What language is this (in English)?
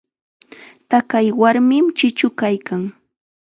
Chiquián Ancash Quechua